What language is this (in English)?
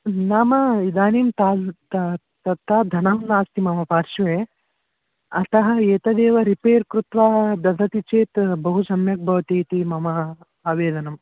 Sanskrit